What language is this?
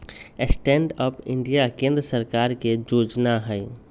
Magahi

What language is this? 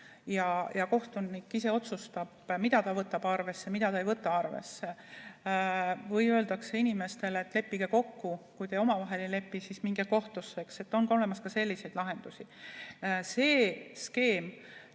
Estonian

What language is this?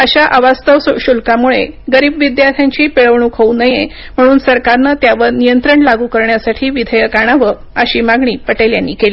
Marathi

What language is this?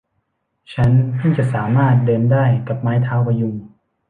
Thai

